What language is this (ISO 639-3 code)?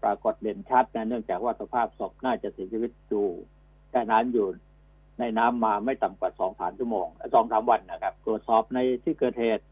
tha